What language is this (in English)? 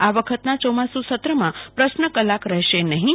Gujarati